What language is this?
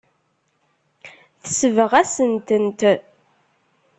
Kabyle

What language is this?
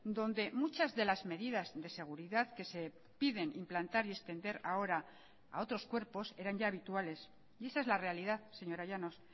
Spanish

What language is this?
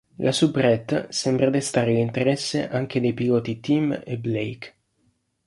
Italian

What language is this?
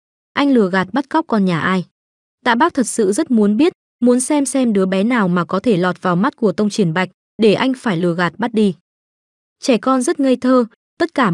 Vietnamese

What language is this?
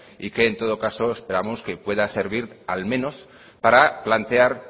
Spanish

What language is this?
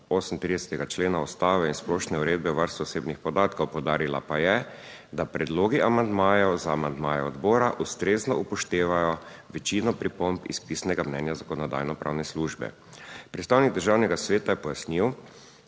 Slovenian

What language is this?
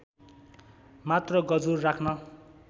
Nepali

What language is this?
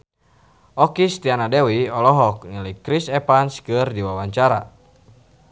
Sundanese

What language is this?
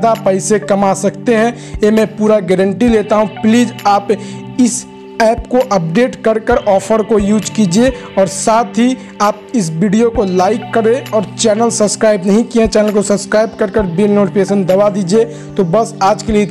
Hindi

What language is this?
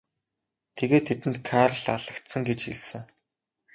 Mongolian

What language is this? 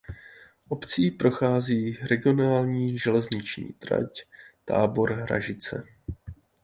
Czech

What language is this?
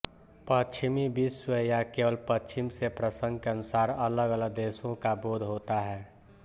Hindi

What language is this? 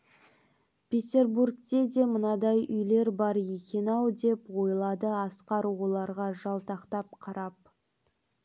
Kazakh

